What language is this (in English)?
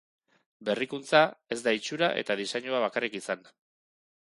Basque